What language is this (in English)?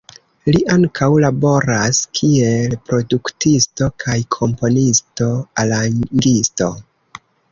Esperanto